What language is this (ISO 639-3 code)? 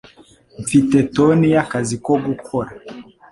kin